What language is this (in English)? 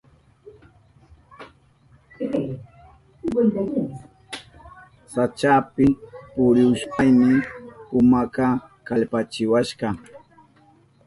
Southern Pastaza Quechua